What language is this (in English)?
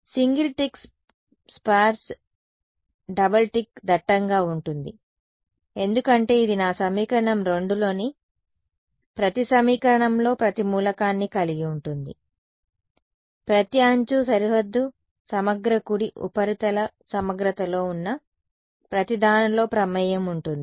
Telugu